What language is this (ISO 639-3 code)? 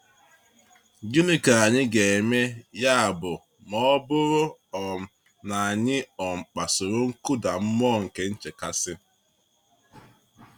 ibo